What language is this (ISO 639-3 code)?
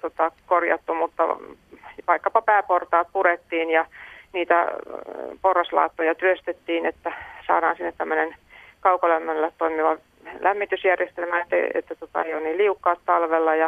fin